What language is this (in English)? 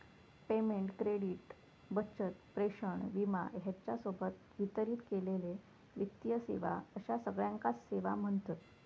Marathi